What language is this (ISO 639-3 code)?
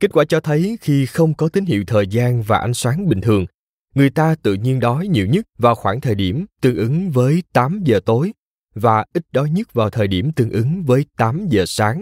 vie